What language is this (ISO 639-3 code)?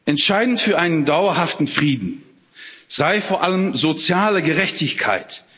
deu